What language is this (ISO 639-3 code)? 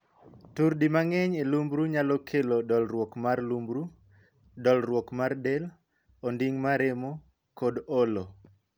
luo